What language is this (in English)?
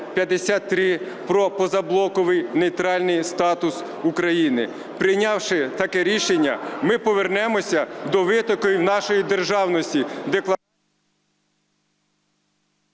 Ukrainian